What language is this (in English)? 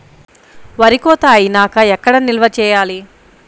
Telugu